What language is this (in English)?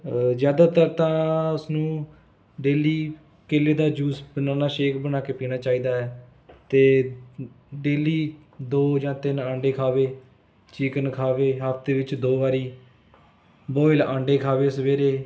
Punjabi